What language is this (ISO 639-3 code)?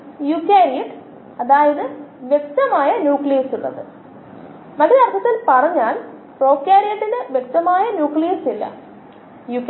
mal